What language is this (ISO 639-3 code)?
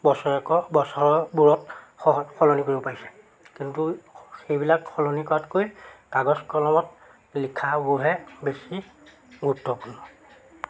asm